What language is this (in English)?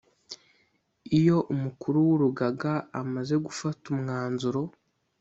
Kinyarwanda